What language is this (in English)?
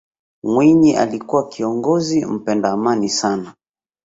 Swahili